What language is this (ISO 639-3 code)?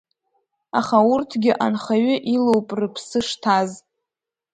abk